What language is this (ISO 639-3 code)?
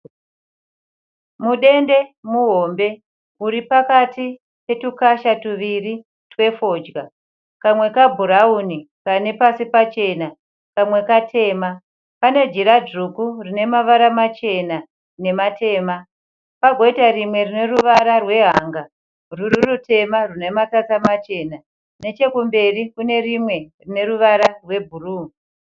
sna